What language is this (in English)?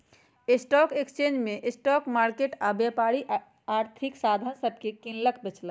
Magahi